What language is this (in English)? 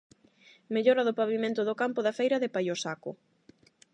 Galician